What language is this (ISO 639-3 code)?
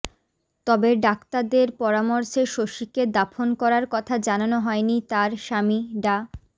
ben